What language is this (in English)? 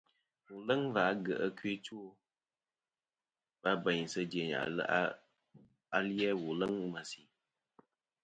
Kom